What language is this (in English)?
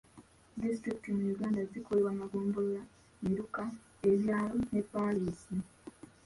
Ganda